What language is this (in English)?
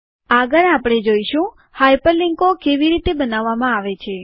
Gujarati